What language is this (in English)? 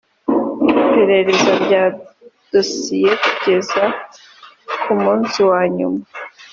Kinyarwanda